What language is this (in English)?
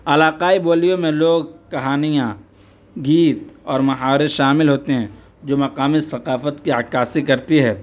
Urdu